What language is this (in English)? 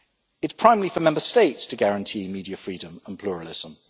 English